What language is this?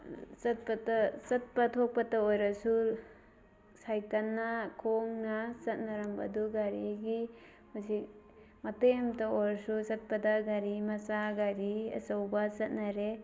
Manipuri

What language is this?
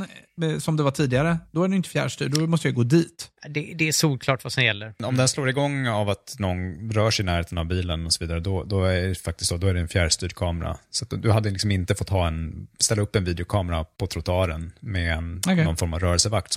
Swedish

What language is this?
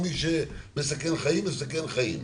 Hebrew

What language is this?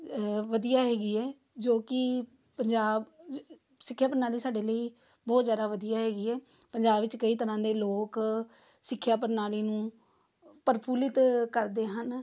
Punjabi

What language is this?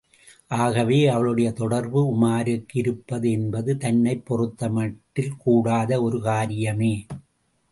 Tamil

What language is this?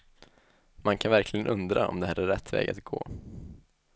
Swedish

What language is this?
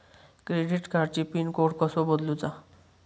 Marathi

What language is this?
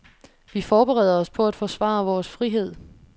Danish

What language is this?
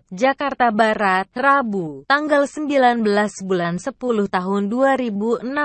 Indonesian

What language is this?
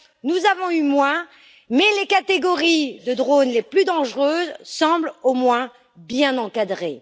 French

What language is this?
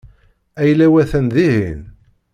Kabyle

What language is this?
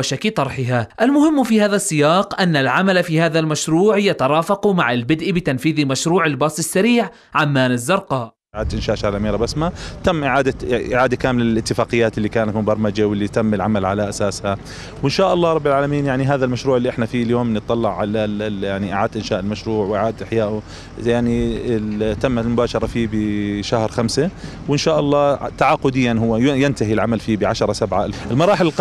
Arabic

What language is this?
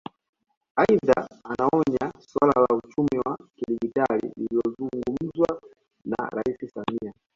Swahili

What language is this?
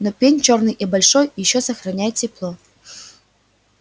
Russian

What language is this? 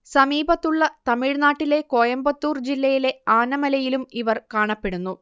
Malayalam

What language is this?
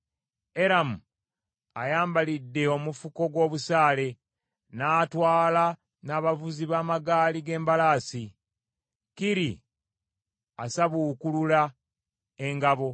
Ganda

